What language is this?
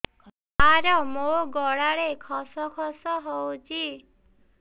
Odia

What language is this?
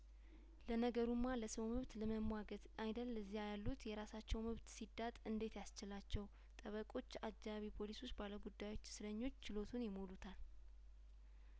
Amharic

